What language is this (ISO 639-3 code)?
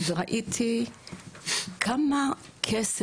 heb